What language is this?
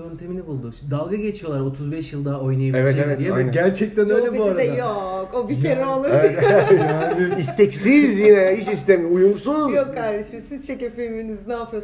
Turkish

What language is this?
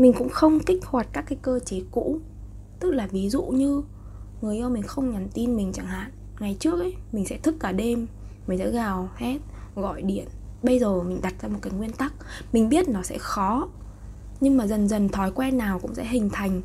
Vietnamese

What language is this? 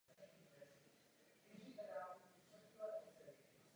Czech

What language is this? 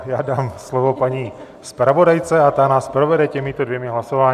Czech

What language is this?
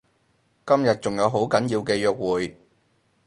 Cantonese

